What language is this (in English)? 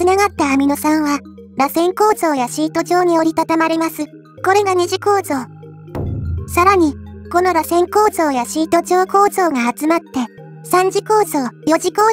Japanese